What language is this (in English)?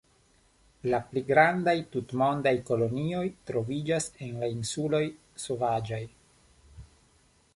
Esperanto